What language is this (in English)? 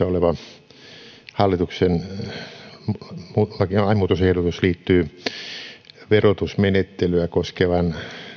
Finnish